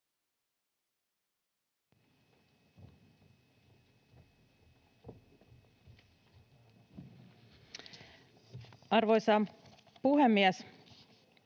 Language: Finnish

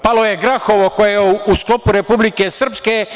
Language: Serbian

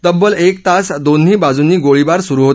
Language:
Marathi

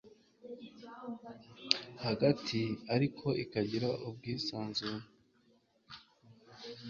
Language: Kinyarwanda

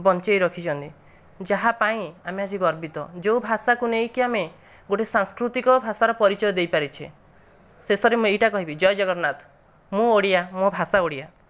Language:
Odia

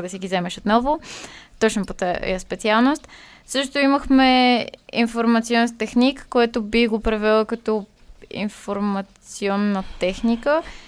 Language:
Bulgarian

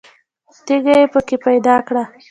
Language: Pashto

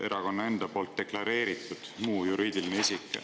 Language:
Estonian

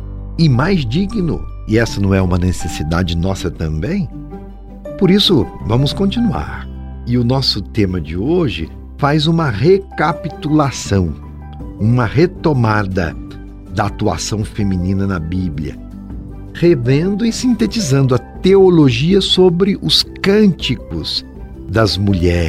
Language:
Portuguese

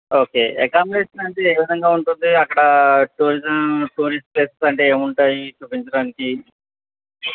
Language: Telugu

